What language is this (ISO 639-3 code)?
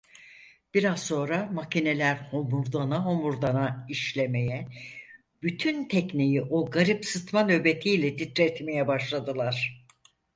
tur